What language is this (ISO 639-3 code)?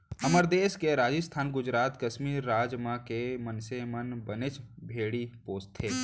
hne